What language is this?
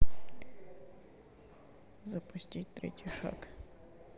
Russian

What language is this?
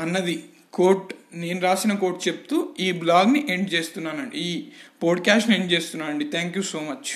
Telugu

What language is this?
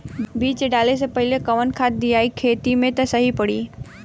Bhojpuri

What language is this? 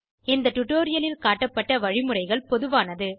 Tamil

